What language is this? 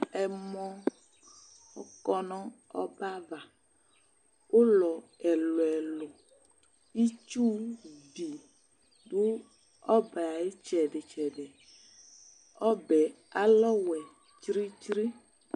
Ikposo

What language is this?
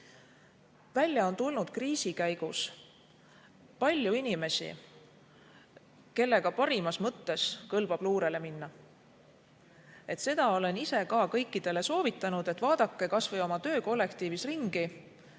Estonian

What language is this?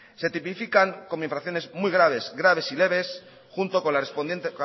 Spanish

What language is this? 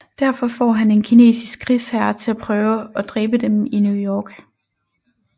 Danish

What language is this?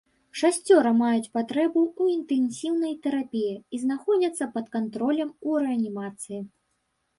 Belarusian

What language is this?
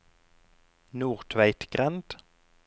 Norwegian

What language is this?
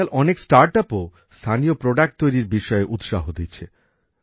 Bangla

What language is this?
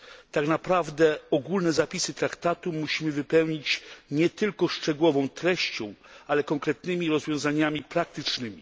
Polish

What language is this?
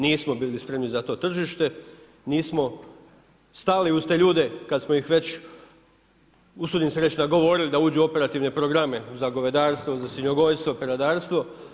Croatian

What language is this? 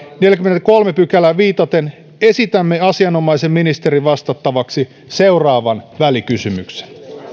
Finnish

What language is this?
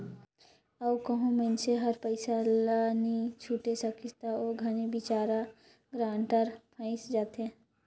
Chhattisgarhi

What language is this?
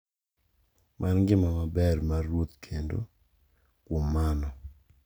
Luo (Kenya and Tanzania)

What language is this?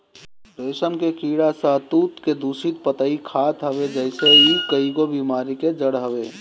Bhojpuri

